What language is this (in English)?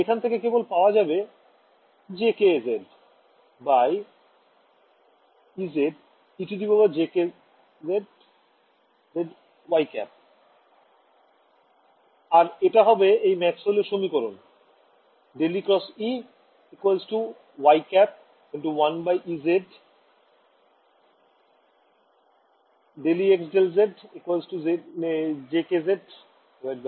Bangla